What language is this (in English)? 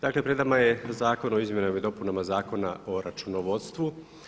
Croatian